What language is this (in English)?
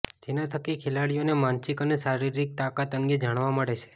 Gujarati